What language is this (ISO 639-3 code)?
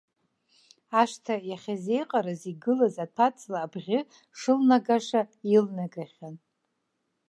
abk